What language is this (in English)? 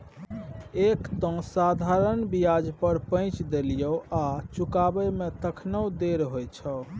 Maithili